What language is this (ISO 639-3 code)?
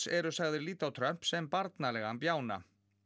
isl